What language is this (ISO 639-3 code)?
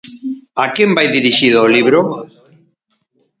glg